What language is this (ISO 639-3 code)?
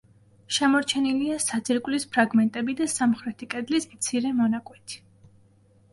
kat